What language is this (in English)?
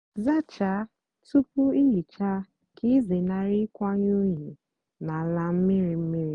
Igbo